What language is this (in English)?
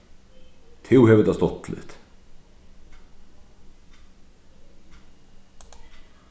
Faroese